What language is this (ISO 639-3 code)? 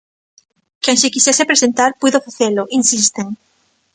glg